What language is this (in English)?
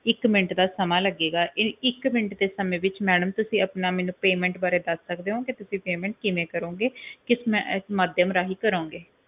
Punjabi